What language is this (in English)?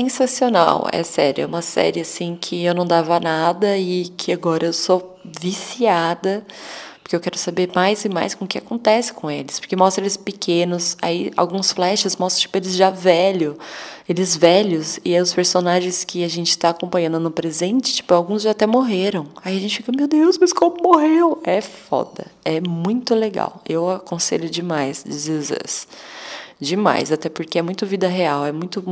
Portuguese